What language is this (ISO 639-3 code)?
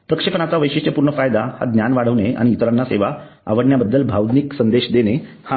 mar